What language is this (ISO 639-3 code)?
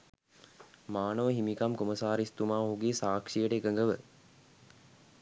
sin